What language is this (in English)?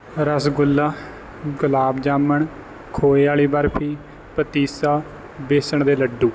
Punjabi